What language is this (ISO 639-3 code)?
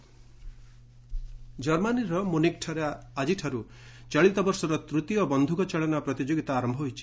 ori